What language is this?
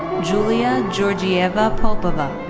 English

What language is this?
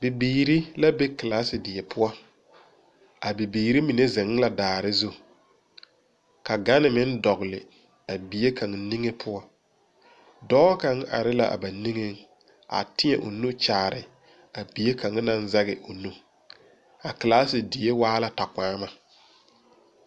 Southern Dagaare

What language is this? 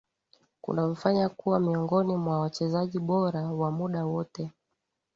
Swahili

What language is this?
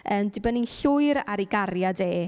Welsh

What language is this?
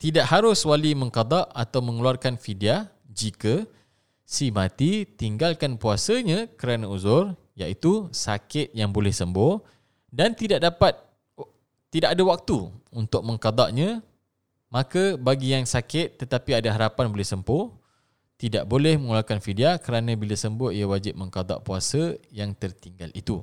Malay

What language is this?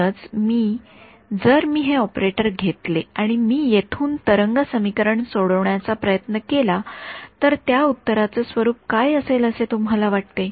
Marathi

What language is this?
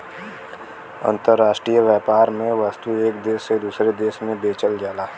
Bhojpuri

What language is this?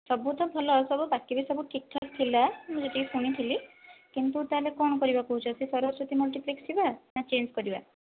Odia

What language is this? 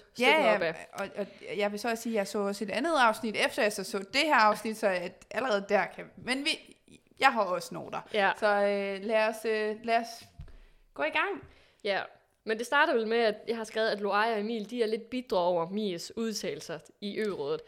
Danish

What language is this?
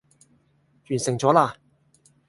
Cantonese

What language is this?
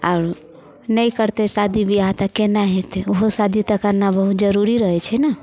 Maithili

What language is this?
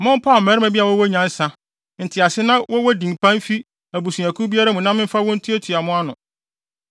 Akan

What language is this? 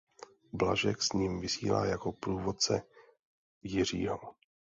Czech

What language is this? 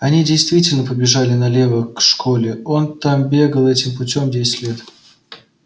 Russian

